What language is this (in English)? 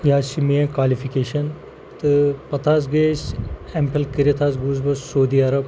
Kashmiri